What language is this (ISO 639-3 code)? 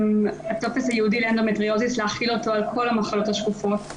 heb